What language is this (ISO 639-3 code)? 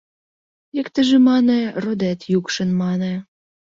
chm